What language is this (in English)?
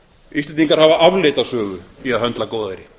Icelandic